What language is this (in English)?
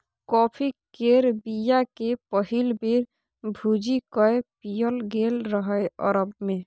Maithili